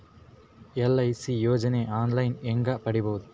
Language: Kannada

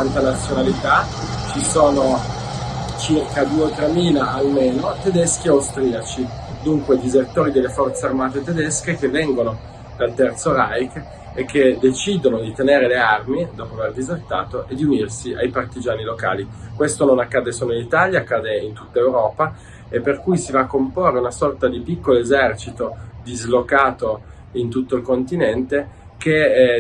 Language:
Italian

